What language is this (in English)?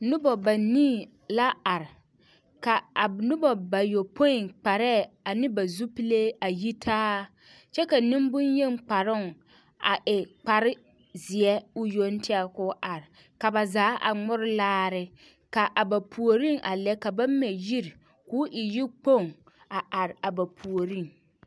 Southern Dagaare